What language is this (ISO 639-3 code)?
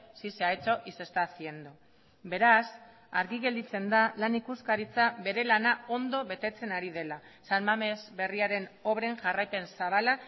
eus